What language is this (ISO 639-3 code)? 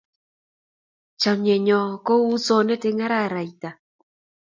kln